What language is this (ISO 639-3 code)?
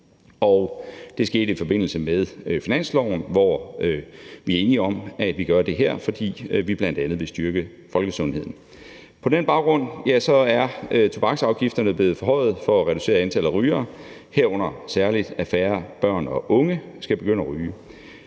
dan